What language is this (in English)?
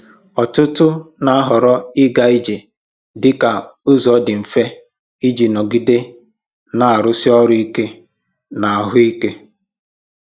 Igbo